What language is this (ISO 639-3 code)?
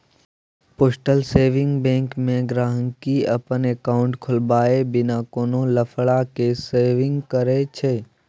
mai